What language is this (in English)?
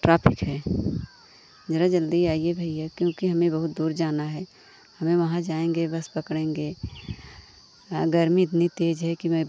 Hindi